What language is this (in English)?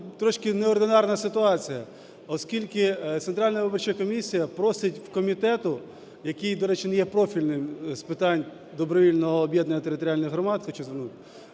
Ukrainian